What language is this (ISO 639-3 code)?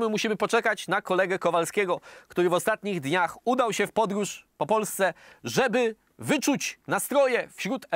pol